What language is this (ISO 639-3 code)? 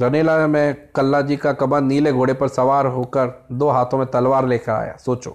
hin